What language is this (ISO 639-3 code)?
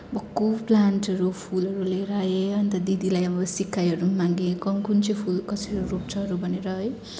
nep